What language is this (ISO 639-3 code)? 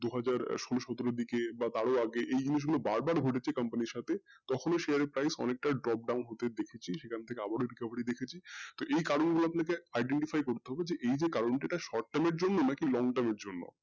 ben